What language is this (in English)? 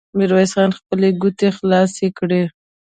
Pashto